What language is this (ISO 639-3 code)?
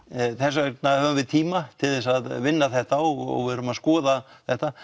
isl